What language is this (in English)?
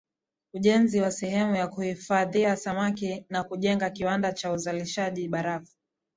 Swahili